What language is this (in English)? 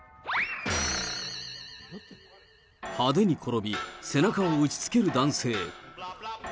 Japanese